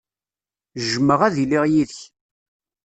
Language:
Kabyle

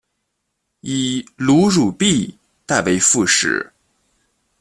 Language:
Chinese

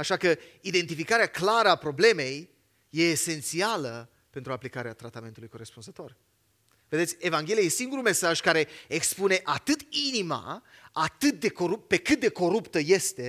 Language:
Romanian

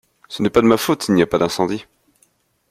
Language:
French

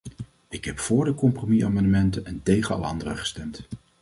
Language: Dutch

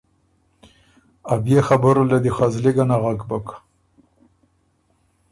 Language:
Ormuri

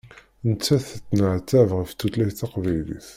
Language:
Kabyle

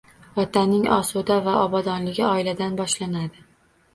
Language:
Uzbek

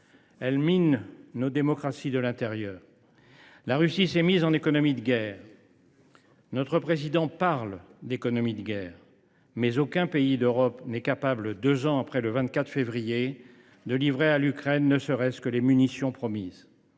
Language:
French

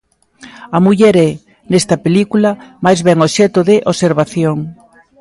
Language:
Galician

